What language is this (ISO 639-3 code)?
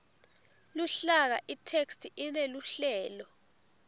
ssw